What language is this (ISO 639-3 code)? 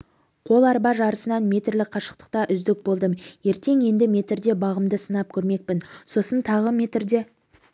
kaz